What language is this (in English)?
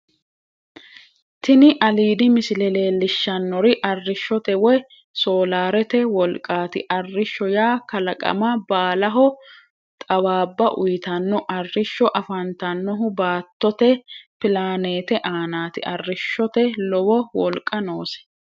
Sidamo